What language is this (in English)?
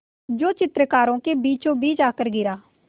Hindi